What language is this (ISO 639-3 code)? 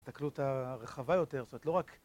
heb